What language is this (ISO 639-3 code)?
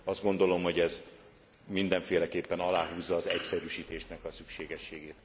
hun